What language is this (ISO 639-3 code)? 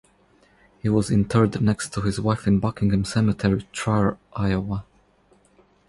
eng